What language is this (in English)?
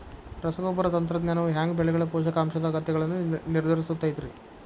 Kannada